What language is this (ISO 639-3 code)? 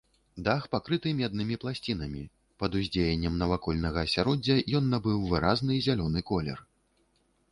bel